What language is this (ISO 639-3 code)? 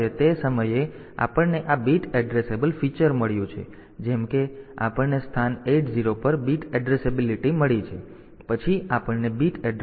guj